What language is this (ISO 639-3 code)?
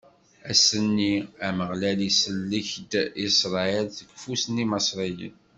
kab